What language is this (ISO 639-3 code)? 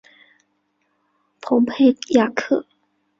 zho